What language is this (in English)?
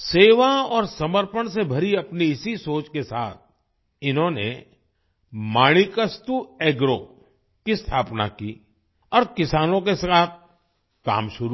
Hindi